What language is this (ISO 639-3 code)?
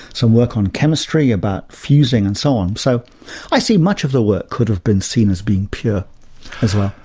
eng